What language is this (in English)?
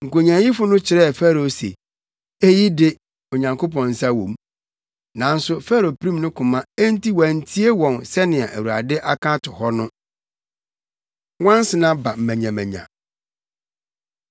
Akan